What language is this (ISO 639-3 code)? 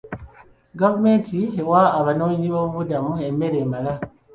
lug